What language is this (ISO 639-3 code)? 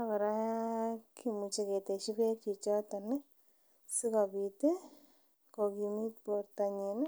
kln